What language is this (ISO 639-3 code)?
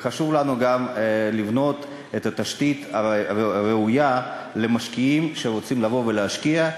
heb